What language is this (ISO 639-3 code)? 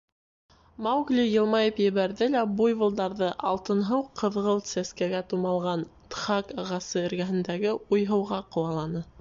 bak